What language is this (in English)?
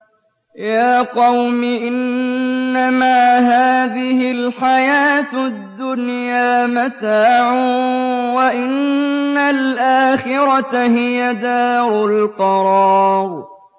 Arabic